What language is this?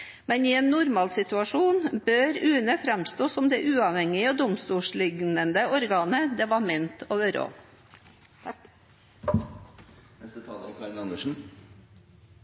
Norwegian Bokmål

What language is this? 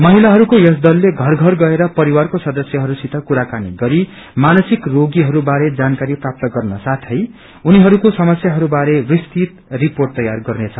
Nepali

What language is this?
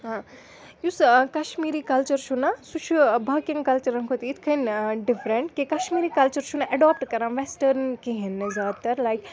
Kashmiri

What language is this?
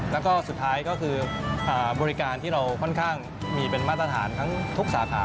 Thai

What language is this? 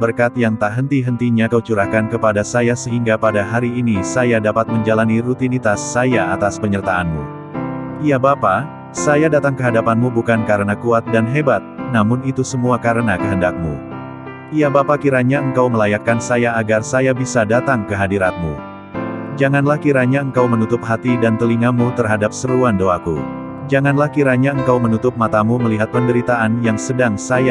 Indonesian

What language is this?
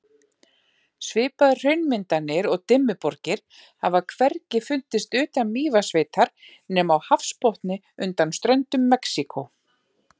Icelandic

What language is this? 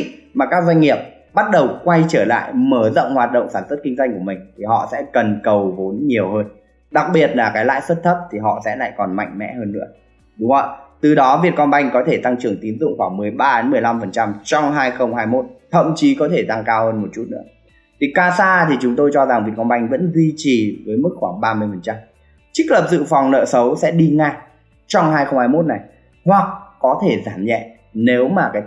Vietnamese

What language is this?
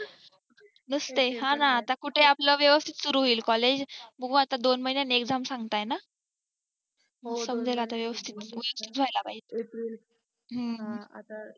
Marathi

